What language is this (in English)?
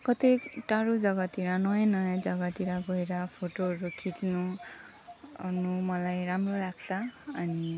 Nepali